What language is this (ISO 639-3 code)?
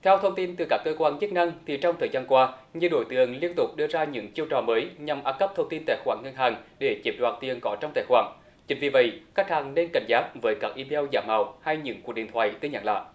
vie